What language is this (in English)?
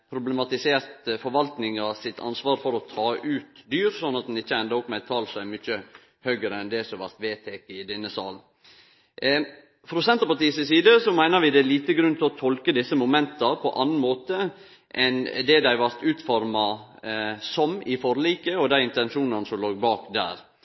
Norwegian Nynorsk